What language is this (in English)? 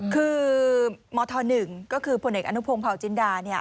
Thai